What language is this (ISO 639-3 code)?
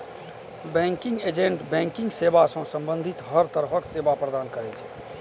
mai